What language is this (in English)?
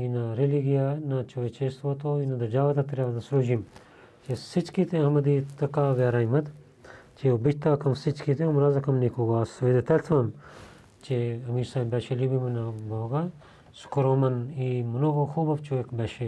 Bulgarian